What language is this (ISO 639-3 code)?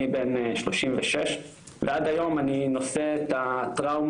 heb